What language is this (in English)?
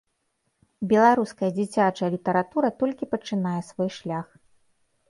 Belarusian